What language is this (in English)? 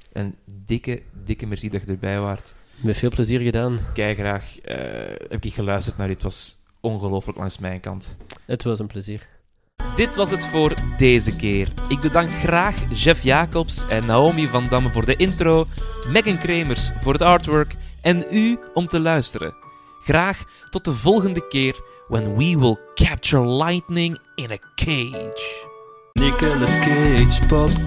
Dutch